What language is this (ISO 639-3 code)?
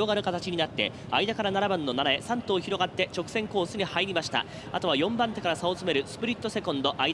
jpn